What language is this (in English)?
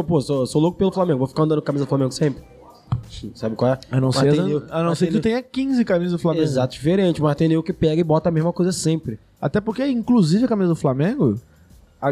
Portuguese